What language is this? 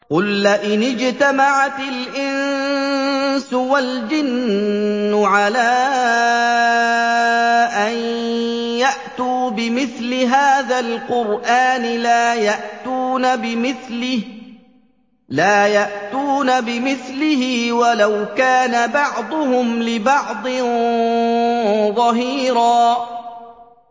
Arabic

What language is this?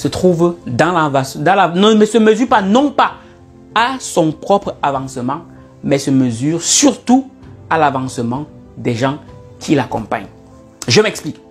French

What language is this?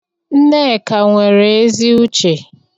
Igbo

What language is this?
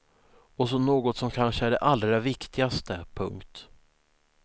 Swedish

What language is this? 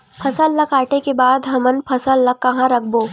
Chhattisgarhi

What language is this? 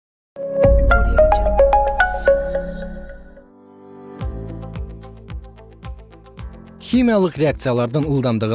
Kyrgyz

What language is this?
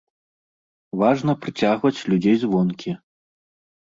Belarusian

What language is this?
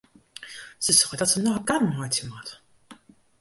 Western Frisian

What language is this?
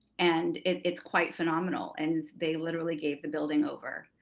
English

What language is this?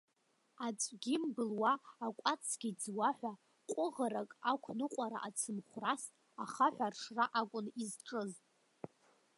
Abkhazian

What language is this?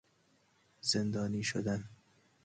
Persian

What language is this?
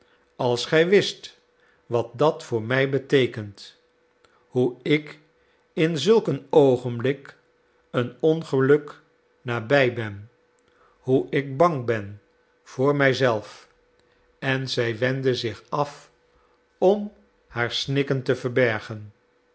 Dutch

